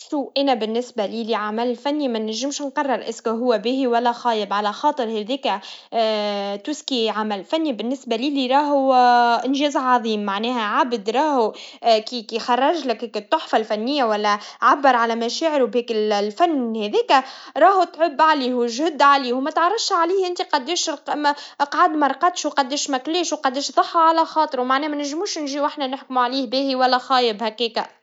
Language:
Tunisian Arabic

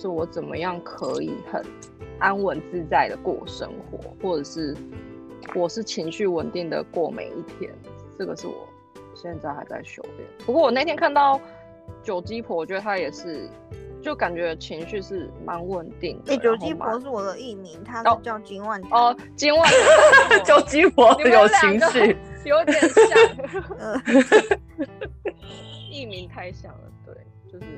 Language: Chinese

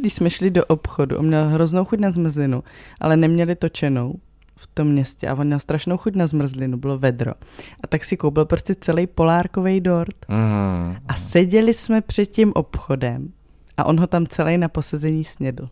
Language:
Czech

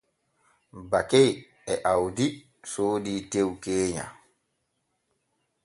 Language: Borgu Fulfulde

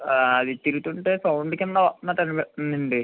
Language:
Telugu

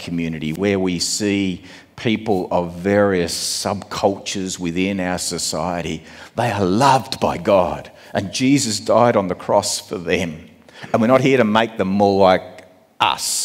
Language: English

